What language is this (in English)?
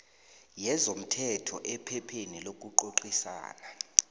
South Ndebele